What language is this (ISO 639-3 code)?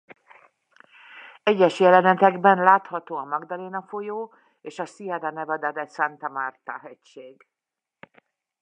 hun